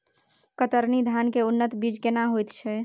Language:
Maithili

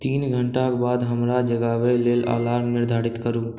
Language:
Maithili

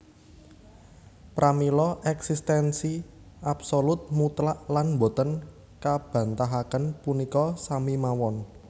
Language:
Javanese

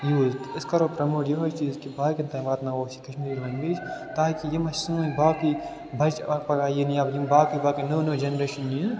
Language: Kashmiri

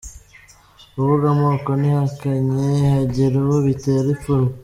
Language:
Kinyarwanda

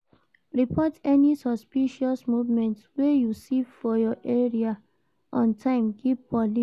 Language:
Nigerian Pidgin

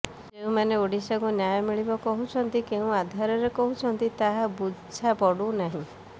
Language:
Odia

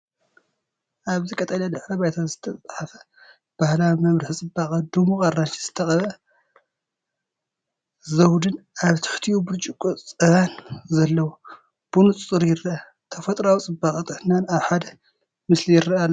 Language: Tigrinya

